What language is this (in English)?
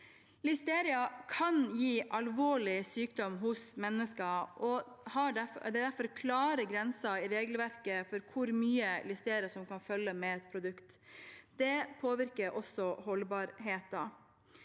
Norwegian